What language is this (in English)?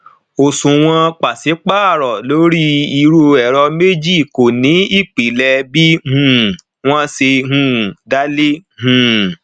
Yoruba